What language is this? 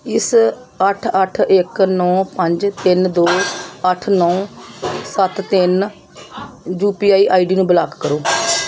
Punjabi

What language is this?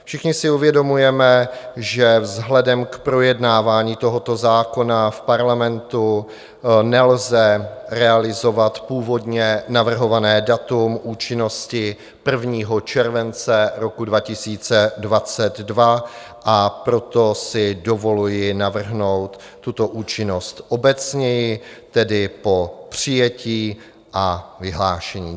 Czech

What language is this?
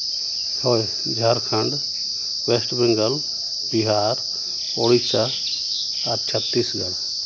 Santali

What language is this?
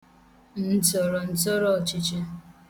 Igbo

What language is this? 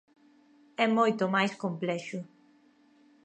Galician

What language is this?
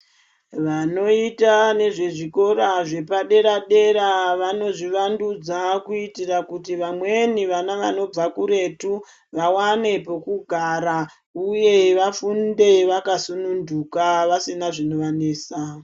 Ndau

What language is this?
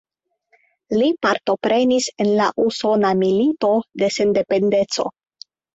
Esperanto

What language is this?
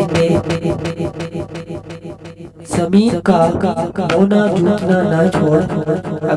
Turkish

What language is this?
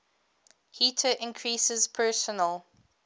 English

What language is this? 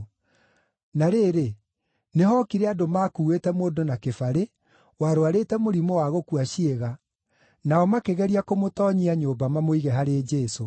Kikuyu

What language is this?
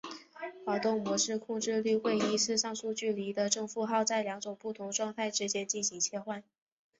Chinese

